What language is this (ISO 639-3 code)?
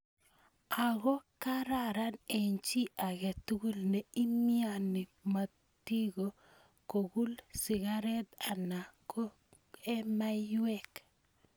kln